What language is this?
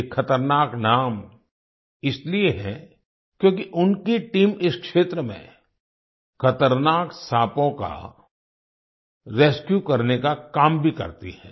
Hindi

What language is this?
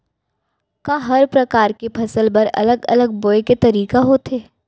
Chhattisgarhi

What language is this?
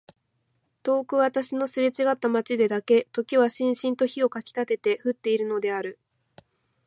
Japanese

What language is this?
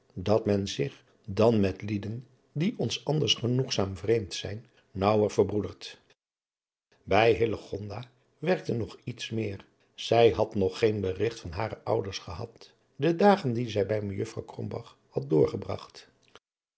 Dutch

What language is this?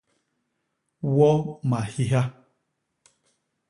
Basaa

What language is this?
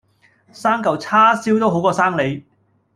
Cantonese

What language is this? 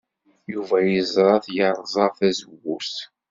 Kabyle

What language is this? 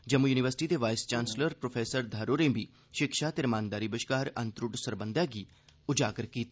Dogri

